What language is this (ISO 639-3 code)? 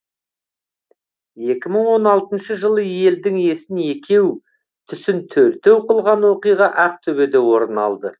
kaz